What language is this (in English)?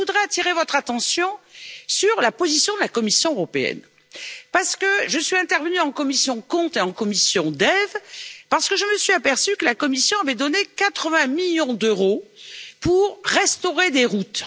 French